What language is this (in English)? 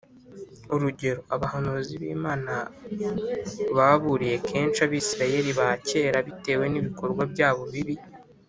Kinyarwanda